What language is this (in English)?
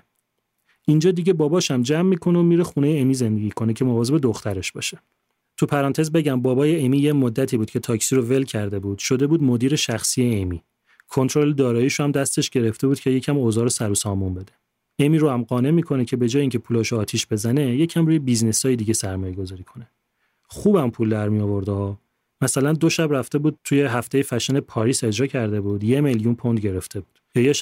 Persian